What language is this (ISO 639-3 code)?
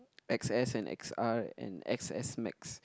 eng